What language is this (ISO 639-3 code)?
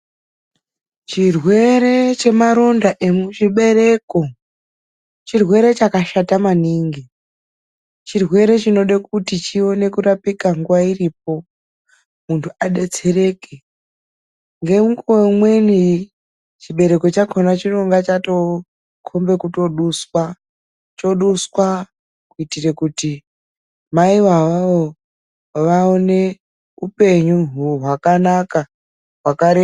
ndc